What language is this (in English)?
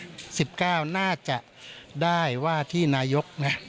Thai